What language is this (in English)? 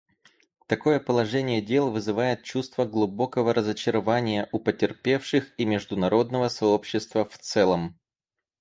Russian